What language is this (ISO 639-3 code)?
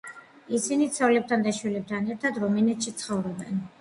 kat